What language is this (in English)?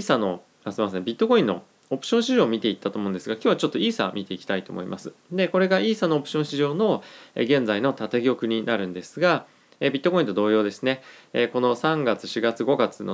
Japanese